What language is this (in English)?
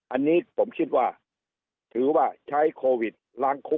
Thai